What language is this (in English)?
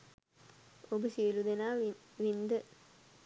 Sinhala